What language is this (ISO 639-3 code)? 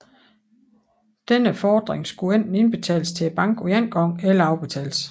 dan